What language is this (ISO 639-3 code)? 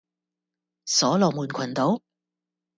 yue